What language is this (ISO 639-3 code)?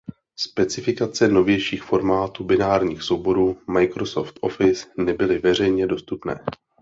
ces